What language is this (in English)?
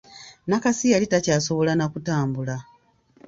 Ganda